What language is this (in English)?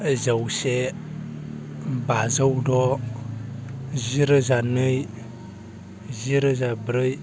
Bodo